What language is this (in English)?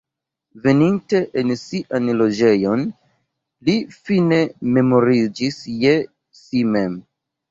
Esperanto